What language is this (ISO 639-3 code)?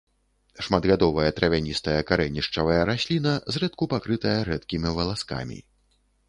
bel